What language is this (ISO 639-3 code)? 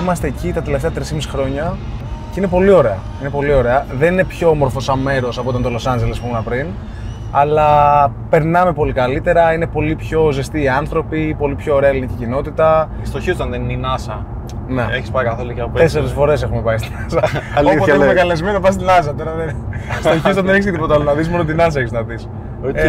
ell